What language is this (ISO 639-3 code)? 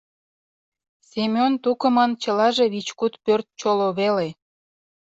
chm